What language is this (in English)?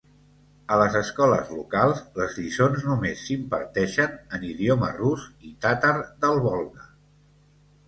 Catalan